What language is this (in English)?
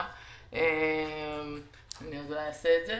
Hebrew